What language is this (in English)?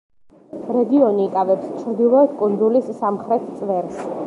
Georgian